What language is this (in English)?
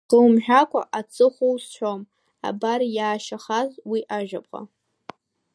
Abkhazian